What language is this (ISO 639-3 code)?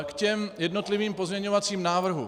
ces